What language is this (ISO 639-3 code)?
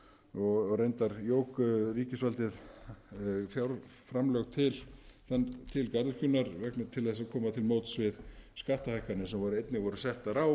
isl